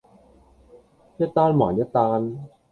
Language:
Cantonese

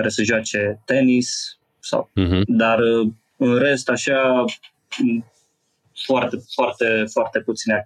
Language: Romanian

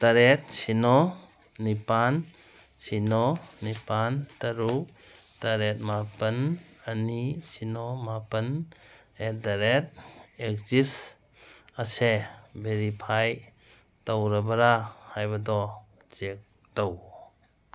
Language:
Manipuri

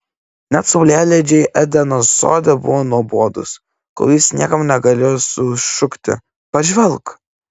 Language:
Lithuanian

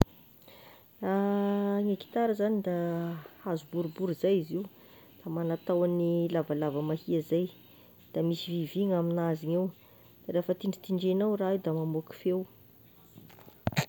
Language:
Tesaka Malagasy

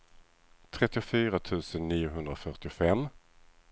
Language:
Swedish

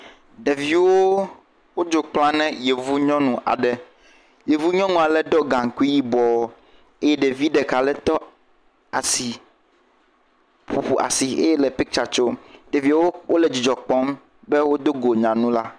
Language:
Ewe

